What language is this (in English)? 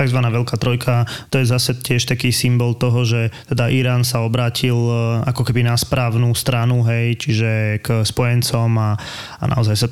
Slovak